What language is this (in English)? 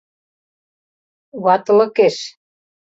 Mari